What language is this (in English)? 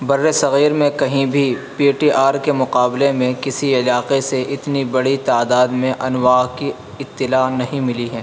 Urdu